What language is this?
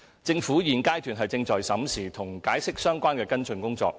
Cantonese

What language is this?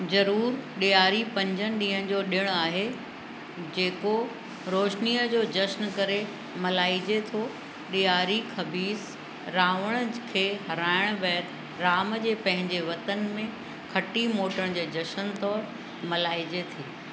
Sindhi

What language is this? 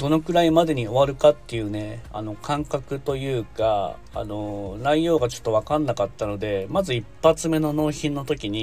Japanese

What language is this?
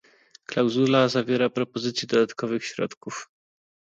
Polish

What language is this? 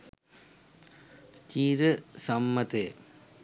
Sinhala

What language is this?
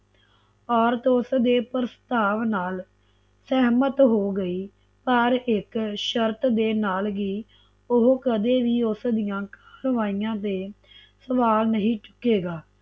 Punjabi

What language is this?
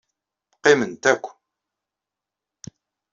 Kabyle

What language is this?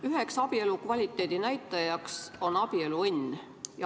Estonian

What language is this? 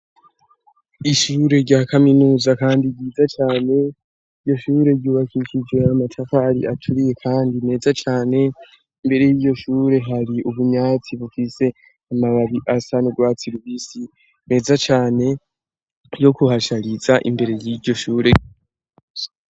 Rundi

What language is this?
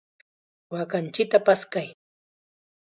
Chiquián Ancash Quechua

